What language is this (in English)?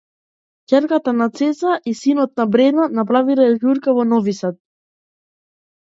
Macedonian